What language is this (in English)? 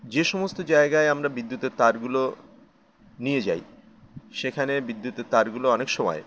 Bangla